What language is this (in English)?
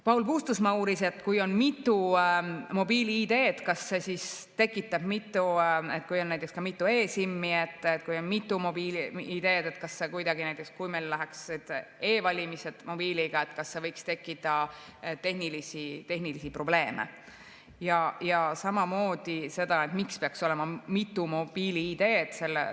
Estonian